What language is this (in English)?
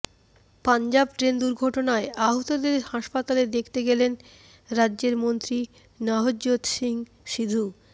Bangla